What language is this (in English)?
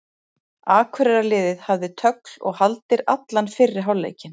Icelandic